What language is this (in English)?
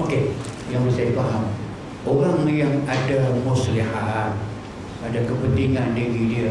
Malay